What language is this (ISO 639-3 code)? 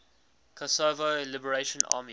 eng